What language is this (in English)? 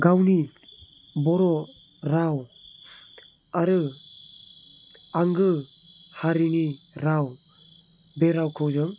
Bodo